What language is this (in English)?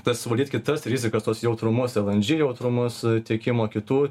Lithuanian